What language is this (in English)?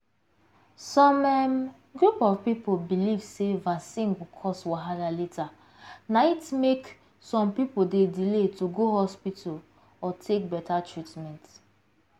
Nigerian Pidgin